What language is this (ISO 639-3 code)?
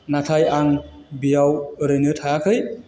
brx